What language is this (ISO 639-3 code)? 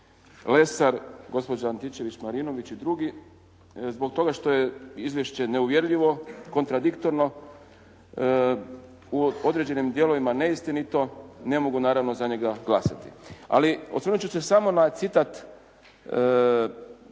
hrv